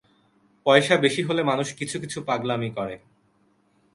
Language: Bangla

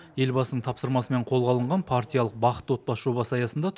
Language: Kazakh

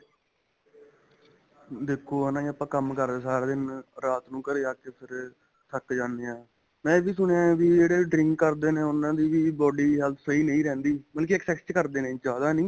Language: Punjabi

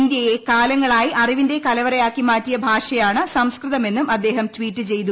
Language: Malayalam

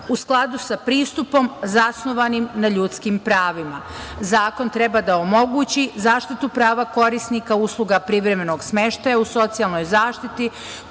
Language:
Serbian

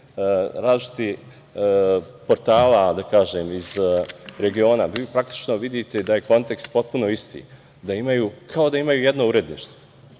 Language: Serbian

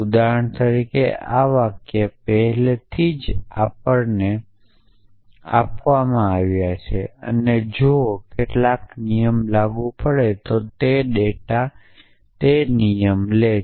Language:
Gujarati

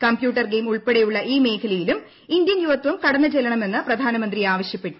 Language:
Malayalam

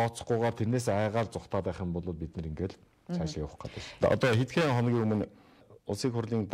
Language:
Korean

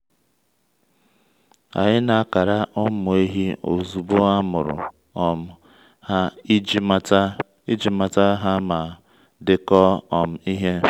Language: Igbo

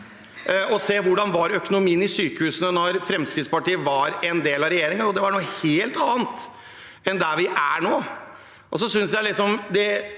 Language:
Norwegian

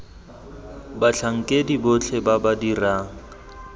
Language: Tswana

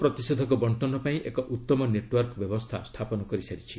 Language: Odia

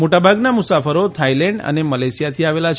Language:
Gujarati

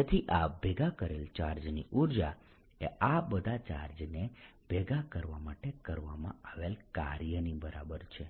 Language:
Gujarati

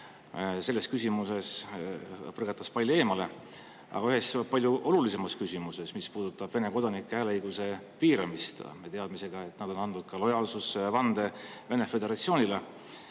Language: Estonian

